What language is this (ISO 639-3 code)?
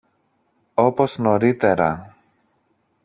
ell